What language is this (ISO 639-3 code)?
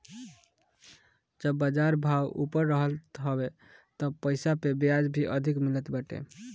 bho